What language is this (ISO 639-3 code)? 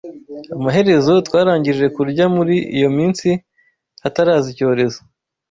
kin